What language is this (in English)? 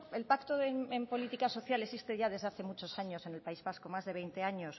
Spanish